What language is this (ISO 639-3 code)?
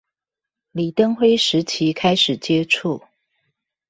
zho